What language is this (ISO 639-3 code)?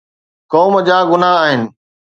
snd